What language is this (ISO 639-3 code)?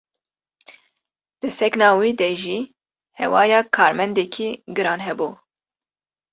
kur